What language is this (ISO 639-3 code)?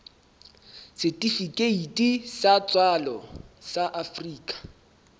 sot